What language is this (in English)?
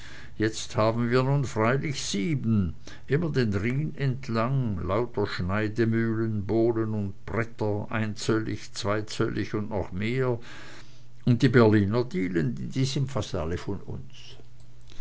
German